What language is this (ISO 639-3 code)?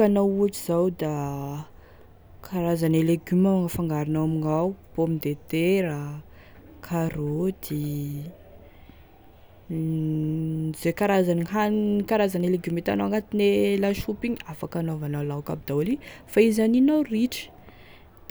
tkg